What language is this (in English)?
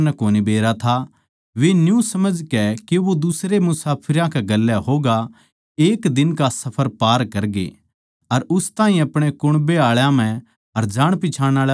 Haryanvi